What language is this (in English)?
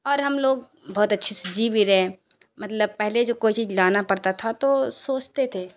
Urdu